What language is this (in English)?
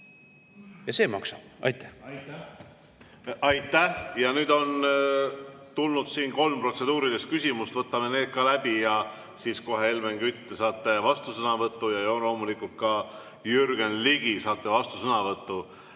Estonian